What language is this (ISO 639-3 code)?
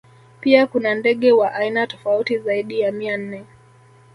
swa